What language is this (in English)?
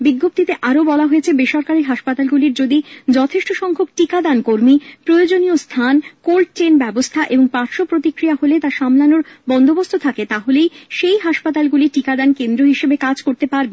Bangla